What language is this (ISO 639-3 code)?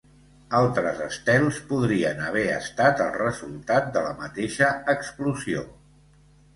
cat